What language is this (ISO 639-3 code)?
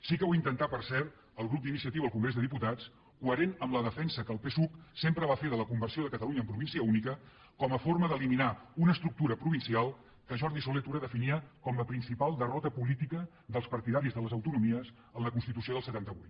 cat